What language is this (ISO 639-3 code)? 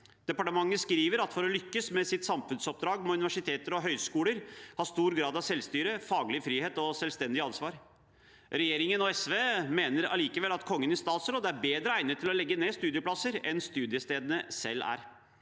nor